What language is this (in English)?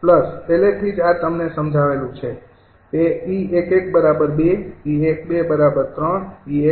Gujarati